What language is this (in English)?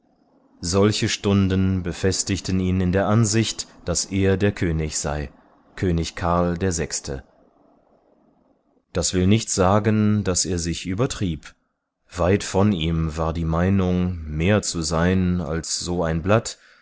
German